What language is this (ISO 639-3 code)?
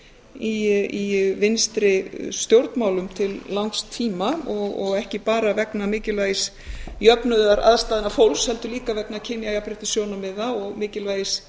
isl